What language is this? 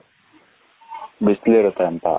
Kannada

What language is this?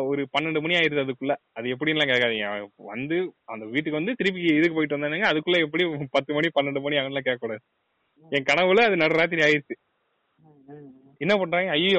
Tamil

